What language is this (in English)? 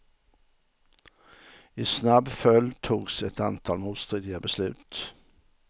Swedish